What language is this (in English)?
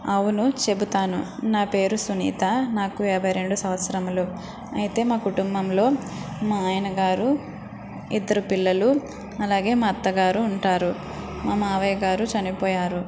Telugu